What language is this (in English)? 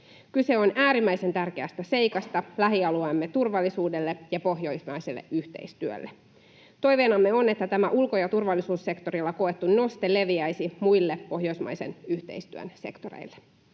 Finnish